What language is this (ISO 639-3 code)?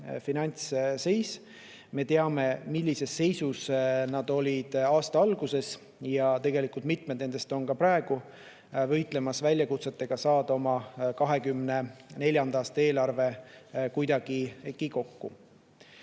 est